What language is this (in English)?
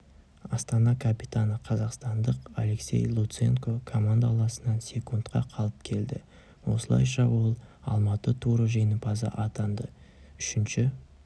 Kazakh